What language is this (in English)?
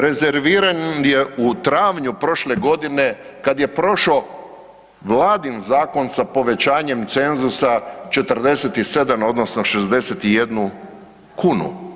Croatian